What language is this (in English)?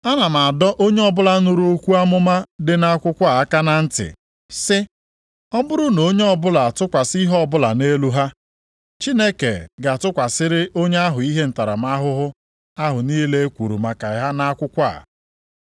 Igbo